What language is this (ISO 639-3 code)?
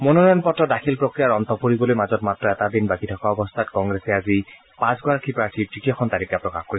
asm